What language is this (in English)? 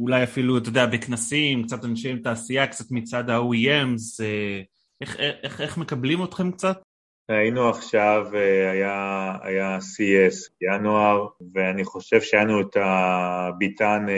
Hebrew